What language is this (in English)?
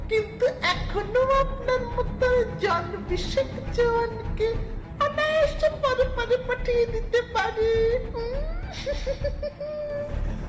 Bangla